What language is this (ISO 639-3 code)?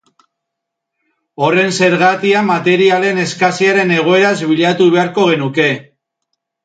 eus